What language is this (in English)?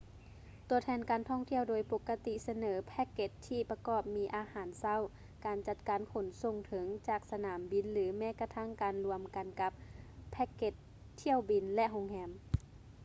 Lao